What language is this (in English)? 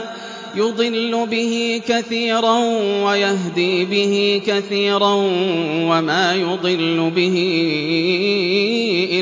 Arabic